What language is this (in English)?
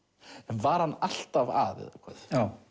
Icelandic